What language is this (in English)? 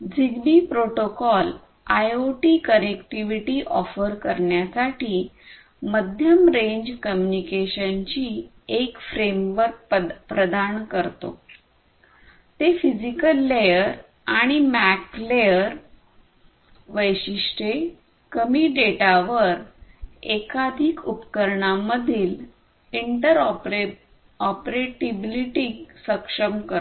Marathi